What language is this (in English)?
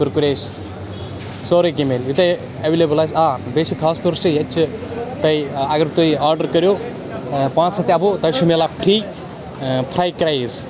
Kashmiri